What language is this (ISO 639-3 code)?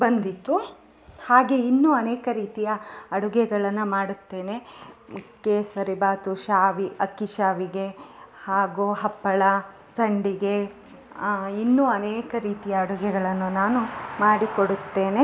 kan